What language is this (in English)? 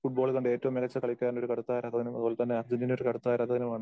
Malayalam